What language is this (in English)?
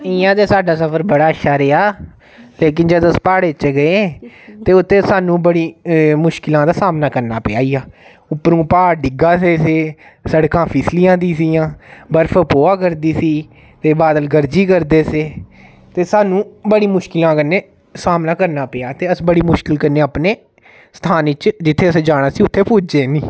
Dogri